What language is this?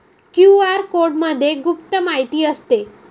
Marathi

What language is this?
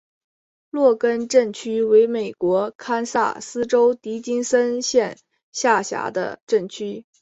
Chinese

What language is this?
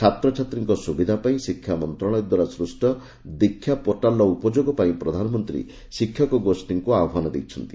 Odia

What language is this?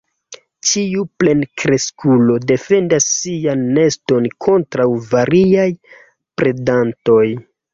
Esperanto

